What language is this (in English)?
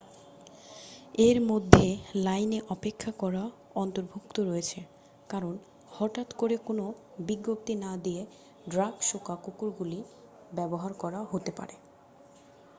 Bangla